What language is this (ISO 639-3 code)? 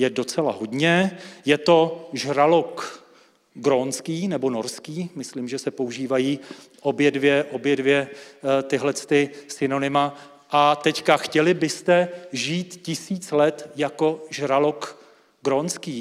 ces